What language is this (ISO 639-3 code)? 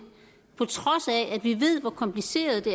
dan